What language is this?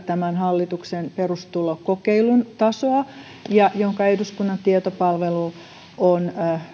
Finnish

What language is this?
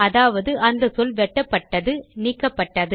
Tamil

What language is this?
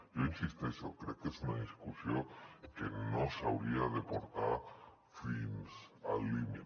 Catalan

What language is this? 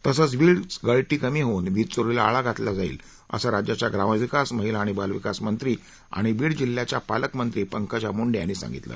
Marathi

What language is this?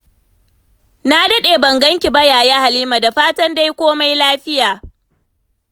Hausa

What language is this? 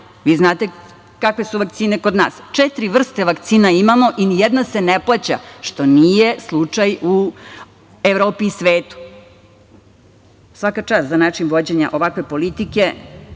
Serbian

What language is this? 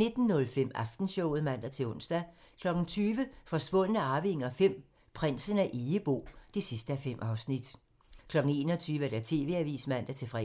Danish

